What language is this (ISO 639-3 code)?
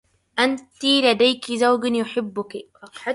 ara